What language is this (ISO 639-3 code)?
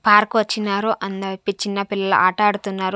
tel